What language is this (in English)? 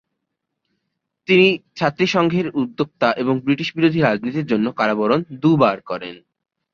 Bangla